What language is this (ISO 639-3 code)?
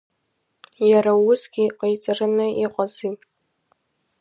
abk